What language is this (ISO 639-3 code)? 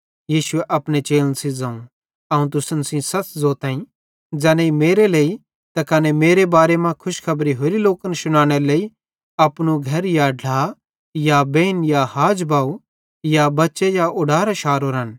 bhd